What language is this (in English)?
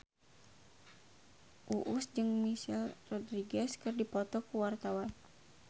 Sundanese